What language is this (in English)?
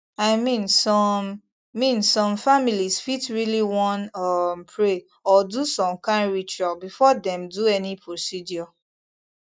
Nigerian Pidgin